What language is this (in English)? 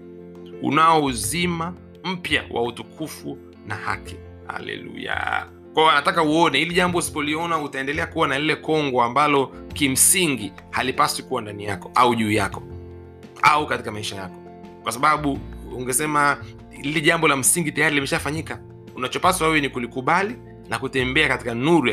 Swahili